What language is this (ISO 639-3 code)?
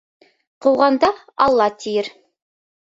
bak